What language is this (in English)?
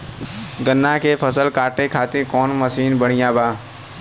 Bhojpuri